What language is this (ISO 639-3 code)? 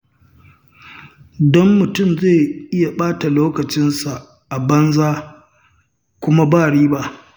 hau